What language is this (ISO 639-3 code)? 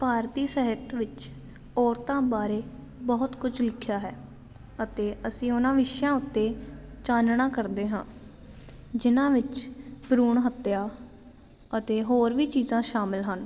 pan